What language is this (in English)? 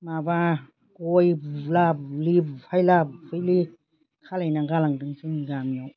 Bodo